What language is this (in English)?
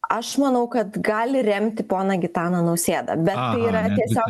Lithuanian